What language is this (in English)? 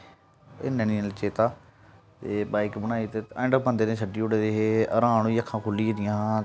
Dogri